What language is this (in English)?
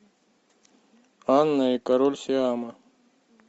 Russian